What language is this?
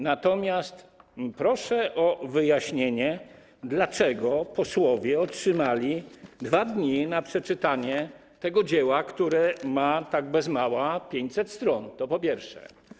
Polish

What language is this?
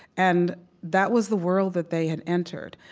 English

